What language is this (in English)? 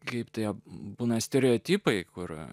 Lithuanian